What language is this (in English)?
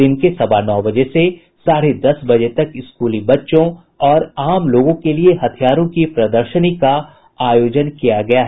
Hindi